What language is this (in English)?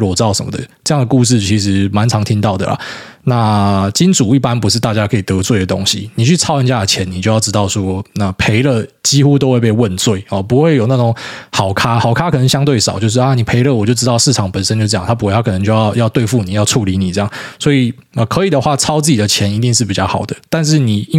Chinese